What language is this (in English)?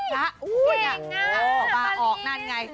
Thai